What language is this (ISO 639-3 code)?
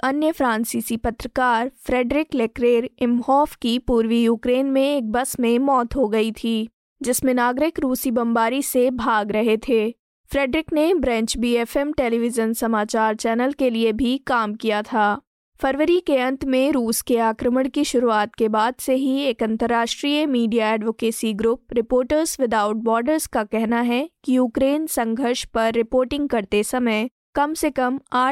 hin